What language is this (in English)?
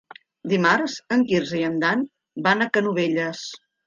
Catalan